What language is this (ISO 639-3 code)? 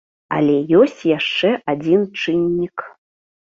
bel